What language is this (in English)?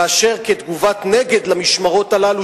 Hebrew